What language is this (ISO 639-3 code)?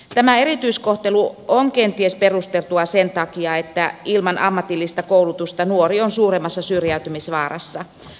fin